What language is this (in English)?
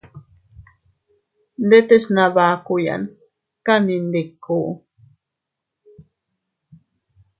Teutila Cuicatec